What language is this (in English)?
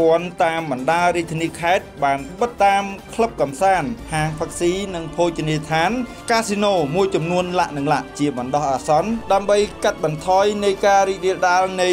Thai